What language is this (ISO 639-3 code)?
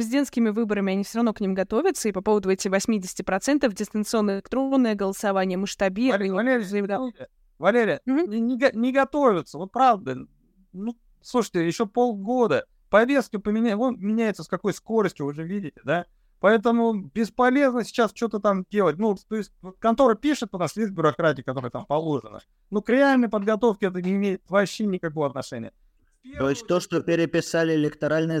rus